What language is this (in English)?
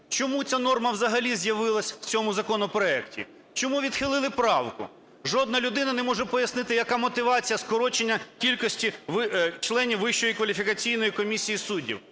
Ukrainian